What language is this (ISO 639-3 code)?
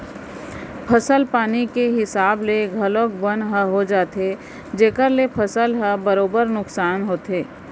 hne